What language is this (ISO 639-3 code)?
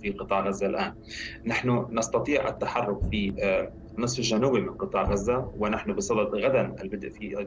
ara